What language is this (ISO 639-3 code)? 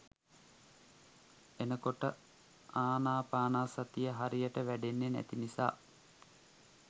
sin